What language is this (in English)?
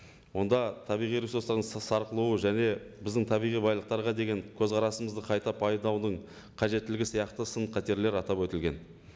Kazakh